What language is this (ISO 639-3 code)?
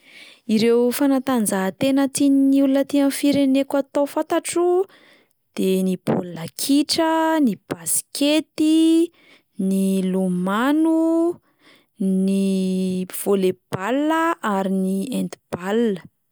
mlg